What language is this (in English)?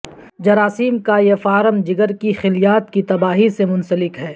Urdu